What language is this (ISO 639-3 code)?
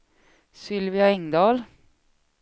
swe